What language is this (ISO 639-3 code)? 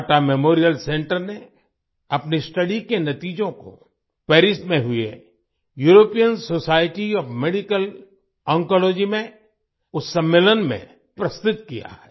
hin